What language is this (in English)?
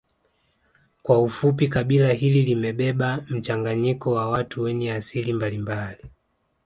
Swahili